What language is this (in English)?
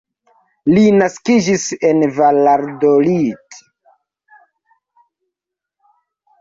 Esperanto